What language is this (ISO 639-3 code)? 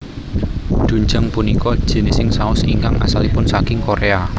jav